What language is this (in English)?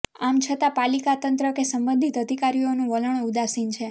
Gujarati